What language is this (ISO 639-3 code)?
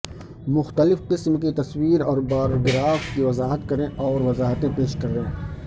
urd